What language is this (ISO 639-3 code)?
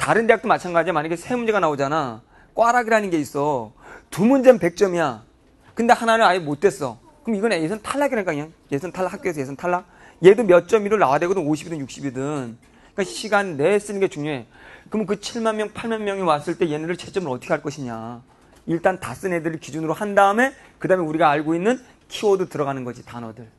kor